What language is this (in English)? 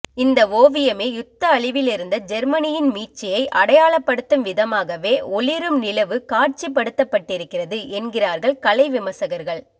Tamil